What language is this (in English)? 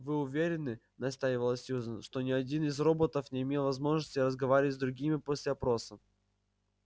Russian